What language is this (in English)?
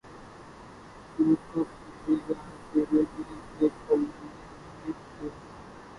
Urdu